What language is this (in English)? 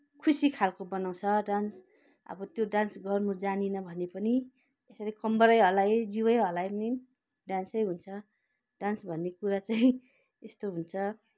Nepali